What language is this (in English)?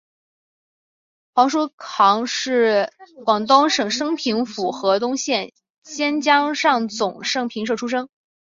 Chinese